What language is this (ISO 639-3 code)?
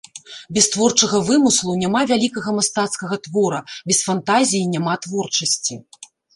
bel